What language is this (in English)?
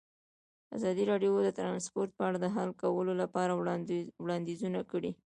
Pashto